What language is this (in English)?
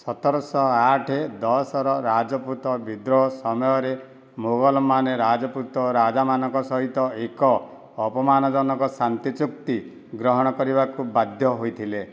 Odia